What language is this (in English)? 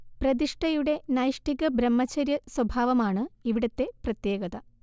Malayalam